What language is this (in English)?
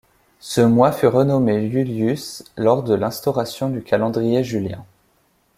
French